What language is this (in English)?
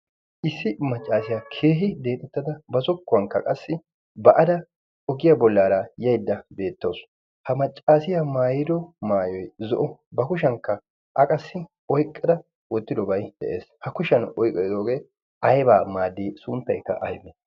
Wolaytta